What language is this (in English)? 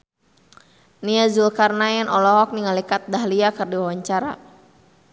Sundanese